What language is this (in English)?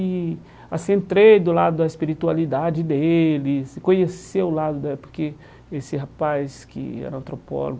Portuguese